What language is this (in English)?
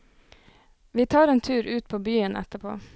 Norwegian